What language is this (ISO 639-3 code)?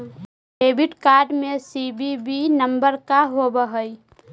mag